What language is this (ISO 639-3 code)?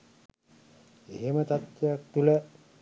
sin